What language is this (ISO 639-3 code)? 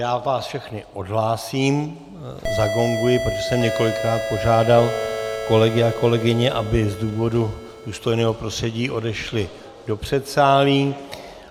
ces